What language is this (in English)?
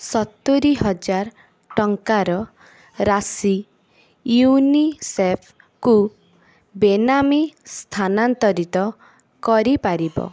Odia